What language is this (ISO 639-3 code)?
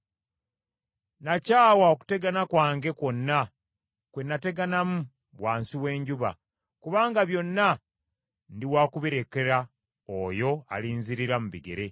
lug